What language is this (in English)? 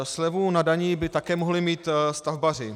Czech